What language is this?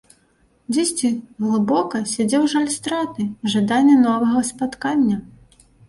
Belarusian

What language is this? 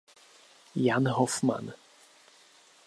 Czech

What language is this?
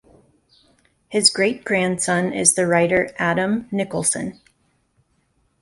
English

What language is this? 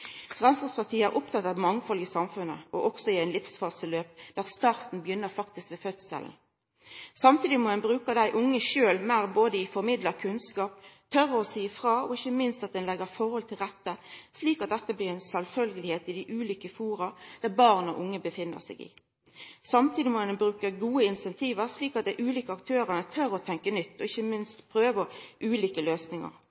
Norwegian Nynorsk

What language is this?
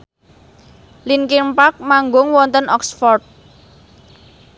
Javanese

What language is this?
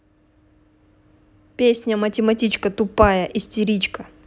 Russian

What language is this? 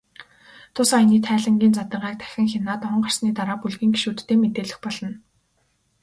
Mongolian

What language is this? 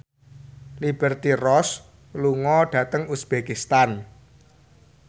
Javanese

